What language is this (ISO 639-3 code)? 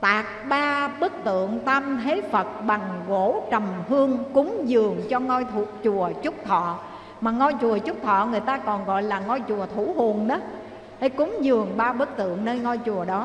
vie